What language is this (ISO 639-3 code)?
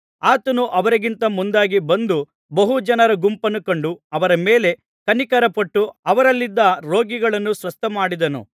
kan